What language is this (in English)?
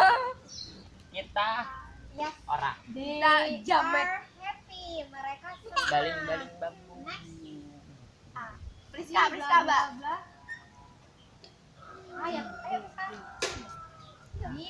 Indonesian